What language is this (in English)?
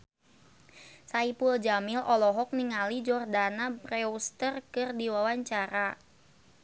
Sundanese